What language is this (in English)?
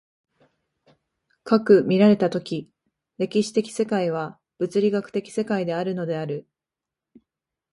Japanese